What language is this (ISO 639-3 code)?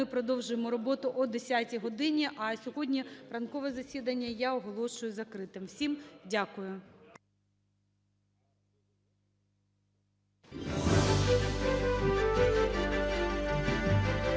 ukr